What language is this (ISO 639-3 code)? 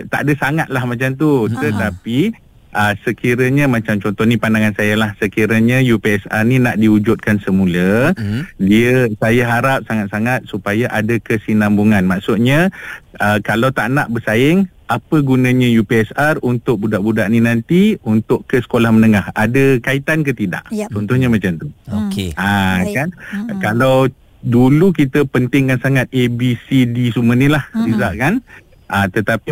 msa